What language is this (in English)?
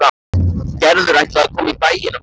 Icelandic